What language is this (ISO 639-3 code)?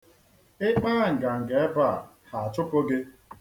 ibo